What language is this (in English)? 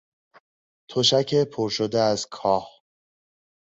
Persian